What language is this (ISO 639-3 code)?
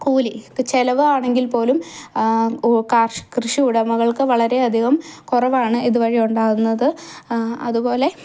mal